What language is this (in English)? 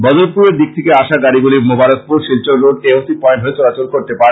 Bangla